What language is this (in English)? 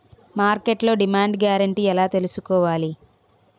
Telugu